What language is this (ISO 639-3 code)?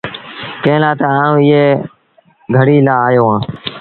sbn